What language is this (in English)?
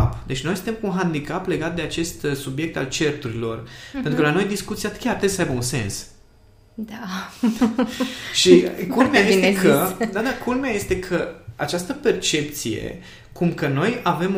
Romanian